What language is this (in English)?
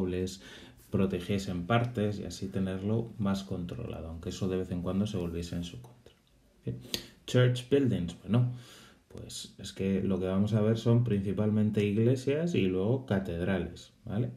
Spanish